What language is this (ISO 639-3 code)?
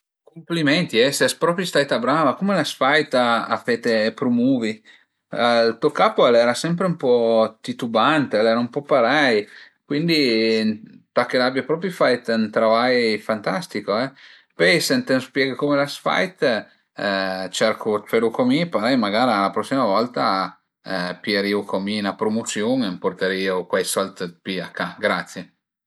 pms